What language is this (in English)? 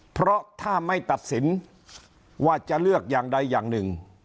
Thai